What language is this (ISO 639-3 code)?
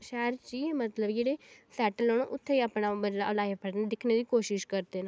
doi